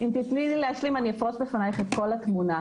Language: Hebrew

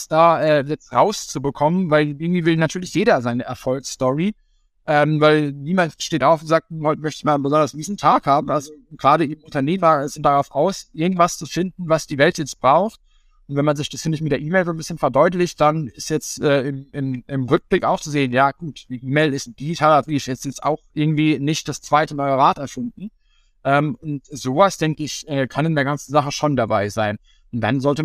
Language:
German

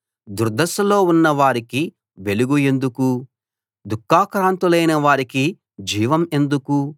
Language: Telugu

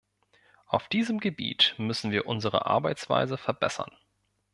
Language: German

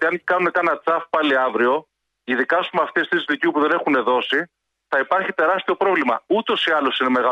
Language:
Greek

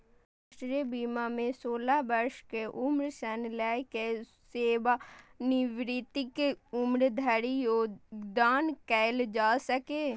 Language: Maithili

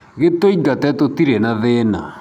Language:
Kikuyu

